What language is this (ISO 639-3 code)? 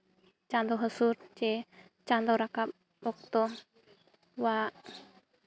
sat